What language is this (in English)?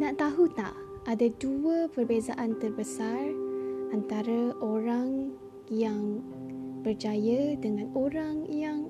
Malay